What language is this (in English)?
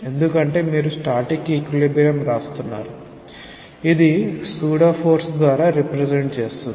Telugu